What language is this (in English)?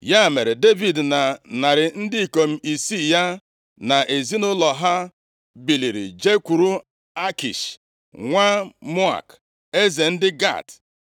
Igbo